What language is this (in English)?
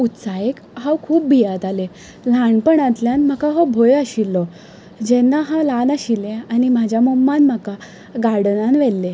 Konkani